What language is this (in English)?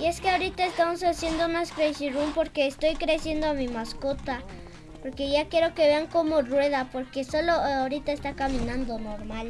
Spanish